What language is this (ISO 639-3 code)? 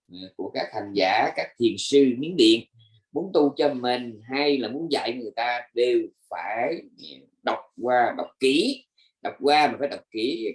vie